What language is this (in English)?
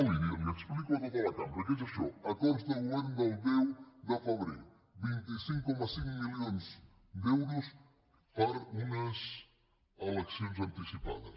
Catalan